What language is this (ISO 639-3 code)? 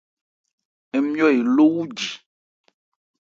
ebr